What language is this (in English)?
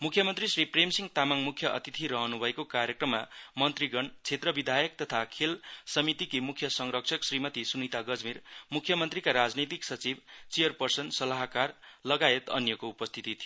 Nepali